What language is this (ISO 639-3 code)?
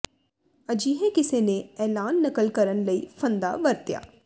pan